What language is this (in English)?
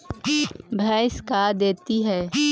Magahi